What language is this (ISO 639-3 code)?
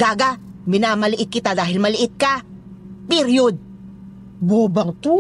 fil